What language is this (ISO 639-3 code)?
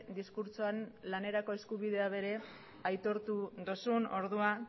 eus